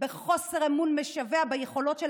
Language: Hebrew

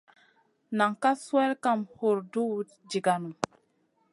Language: Masana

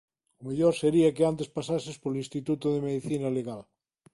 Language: Galician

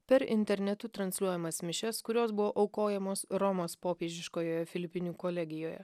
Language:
Lithuanian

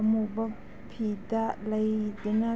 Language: Manipuri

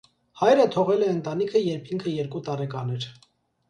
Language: Armenian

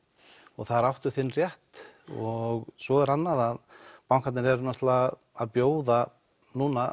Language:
Icelandic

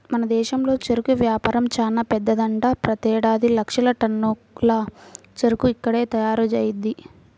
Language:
Telugu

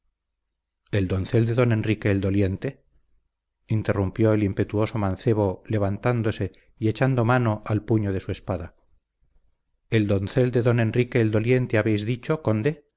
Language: Spanish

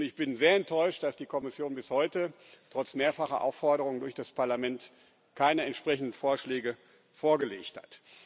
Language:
German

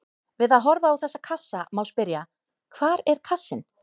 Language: Icelandic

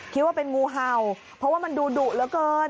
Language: Thai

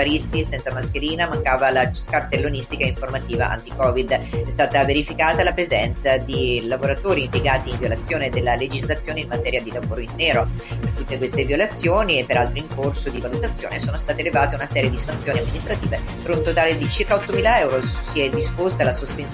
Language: Italian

